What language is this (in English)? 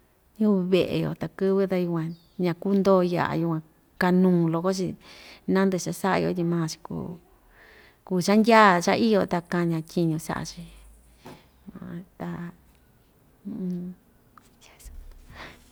Ixtayutla Mixtec